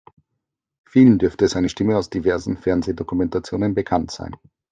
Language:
German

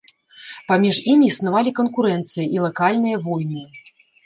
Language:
Belarusian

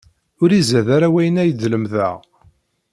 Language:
Kabyle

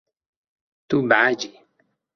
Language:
Kurdish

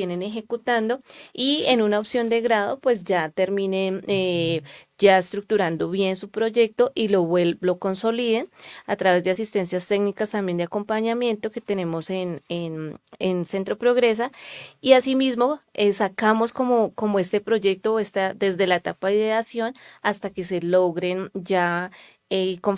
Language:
Spanish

